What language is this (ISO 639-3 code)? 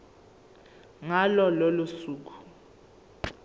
zul